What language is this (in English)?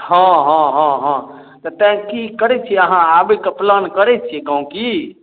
Maithili